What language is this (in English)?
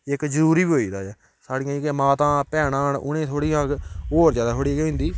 Dogri